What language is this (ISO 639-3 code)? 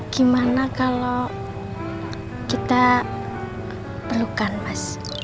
ind